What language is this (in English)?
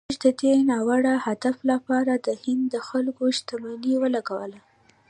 Pashto